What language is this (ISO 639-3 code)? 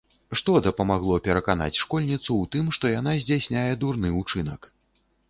bel